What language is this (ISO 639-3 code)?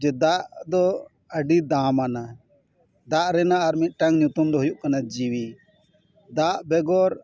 sat